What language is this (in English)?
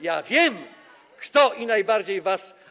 Polish